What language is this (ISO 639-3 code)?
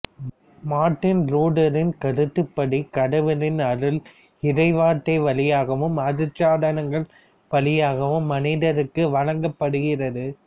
tam